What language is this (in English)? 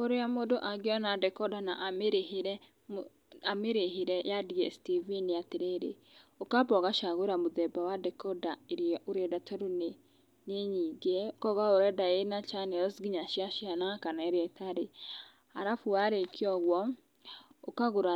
Kikuyu